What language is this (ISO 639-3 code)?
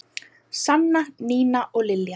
isl